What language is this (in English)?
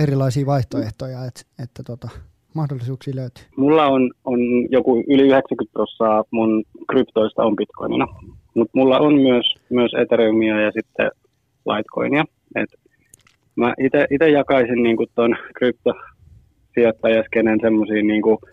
Finnish